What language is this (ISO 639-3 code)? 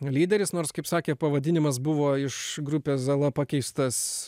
lit